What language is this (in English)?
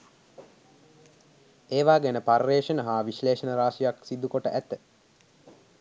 Sinhala